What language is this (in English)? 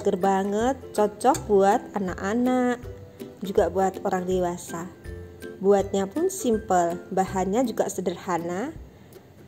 Indonesian